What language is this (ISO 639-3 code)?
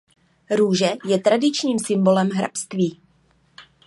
ces